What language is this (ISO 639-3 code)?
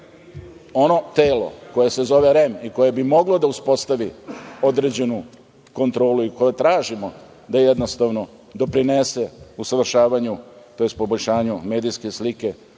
srp